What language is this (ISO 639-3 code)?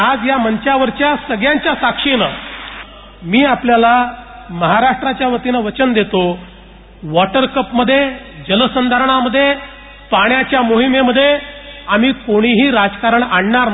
mar